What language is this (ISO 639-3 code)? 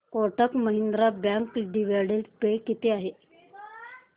mar